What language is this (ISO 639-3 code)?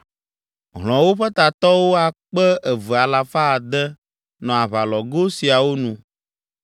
ewe